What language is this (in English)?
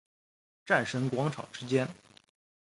Chinese